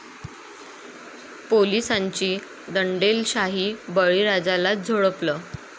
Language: Marathi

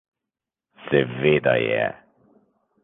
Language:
Slovenian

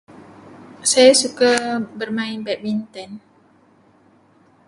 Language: Malay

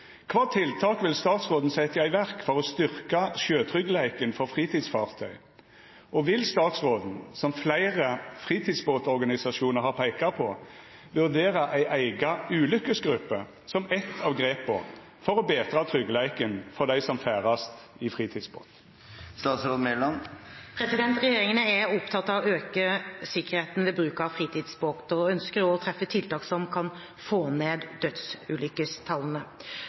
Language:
Norwegian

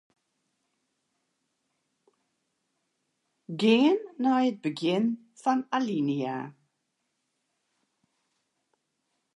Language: Western Frisian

